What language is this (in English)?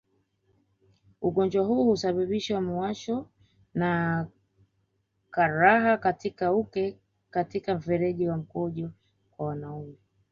Swahili